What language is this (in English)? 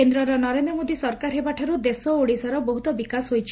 Odia